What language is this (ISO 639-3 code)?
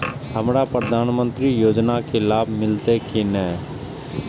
mai